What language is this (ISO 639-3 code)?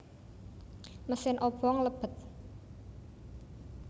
jav